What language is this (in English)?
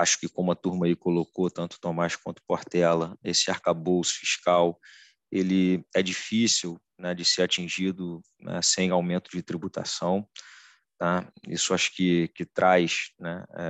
Portuguese